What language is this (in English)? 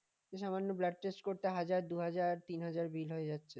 Bangla